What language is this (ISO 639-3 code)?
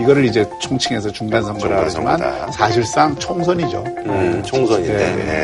kor